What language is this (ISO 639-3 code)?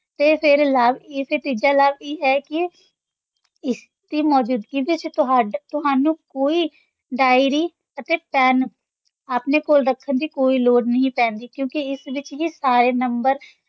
pan